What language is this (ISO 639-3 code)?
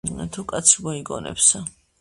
kat